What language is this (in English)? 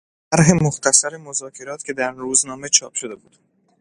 Persian